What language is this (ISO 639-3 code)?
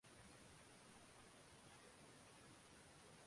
zho